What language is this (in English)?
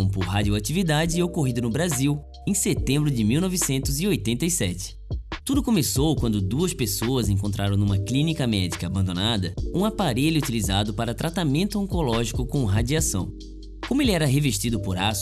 Portuguese